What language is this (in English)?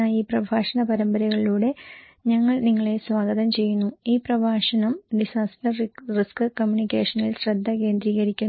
Malayalam